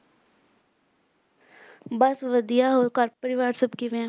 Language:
Punjabi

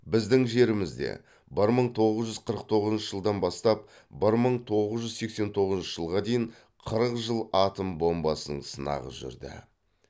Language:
Kazakh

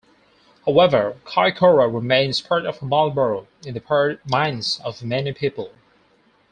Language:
English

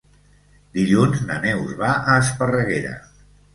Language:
Catalan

